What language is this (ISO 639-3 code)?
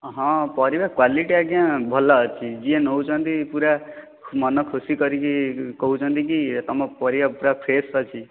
ori